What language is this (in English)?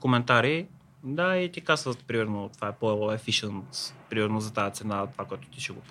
Bulgarian